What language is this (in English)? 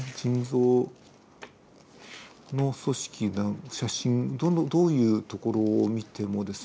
Japanese